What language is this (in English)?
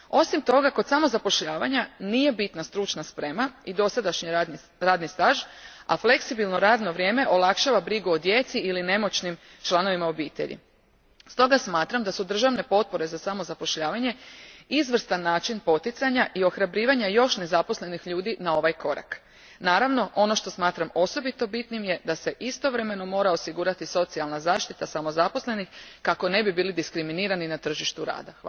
Croatian